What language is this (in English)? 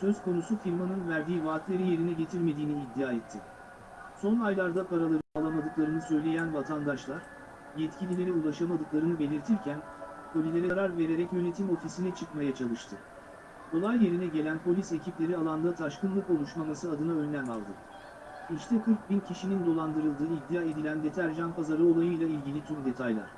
Turkish